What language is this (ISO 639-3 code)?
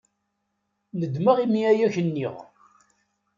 kab